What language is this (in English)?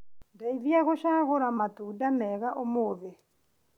Kikuyu